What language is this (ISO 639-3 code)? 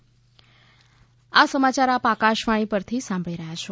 guj